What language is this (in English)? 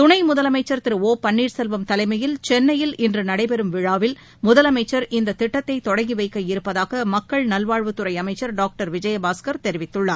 Tamil